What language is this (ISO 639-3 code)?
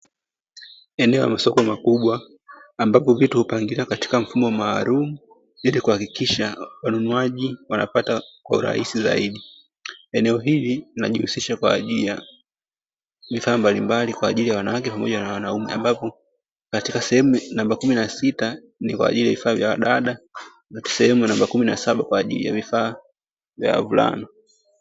swa